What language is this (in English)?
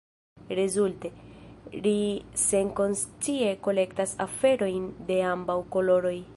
Esperanto